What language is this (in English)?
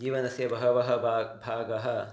Sanskrit